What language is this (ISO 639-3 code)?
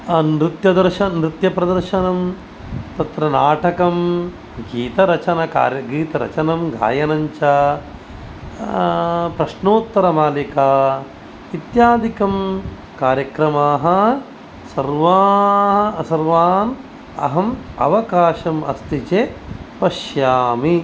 san